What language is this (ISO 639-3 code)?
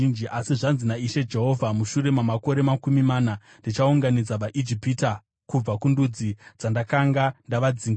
sna